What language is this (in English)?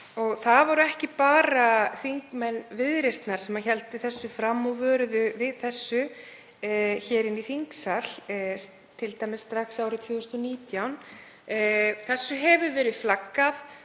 Icelandic